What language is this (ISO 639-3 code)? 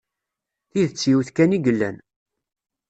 kab